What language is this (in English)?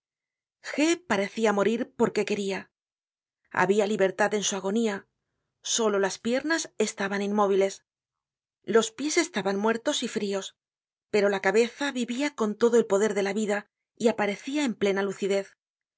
Spanish